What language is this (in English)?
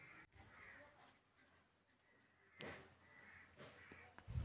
Kannada